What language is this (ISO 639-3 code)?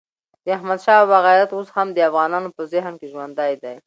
pus